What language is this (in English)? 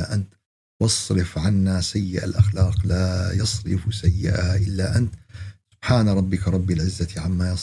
Arabic